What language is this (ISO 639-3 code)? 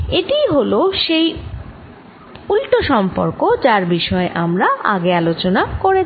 ben